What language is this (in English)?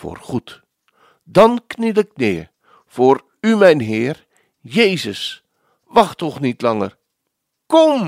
Dutch